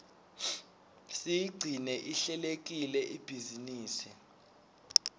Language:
Swati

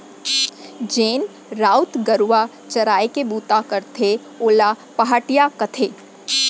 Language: Chhattisgarhi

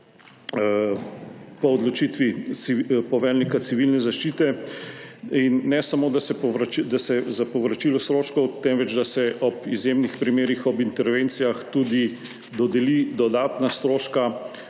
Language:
Slovenian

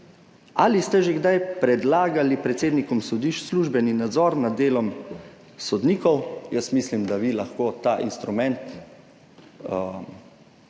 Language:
Slovenian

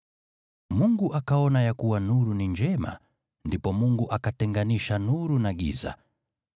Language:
Swahili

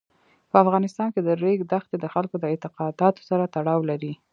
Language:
Pashto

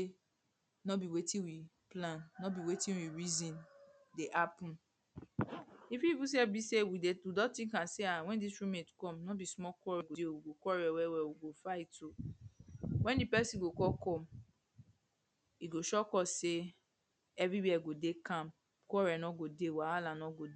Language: Nigerian Pidgin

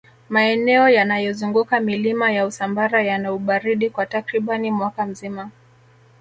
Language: Swahili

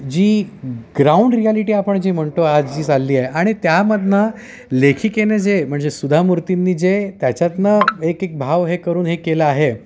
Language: Marathi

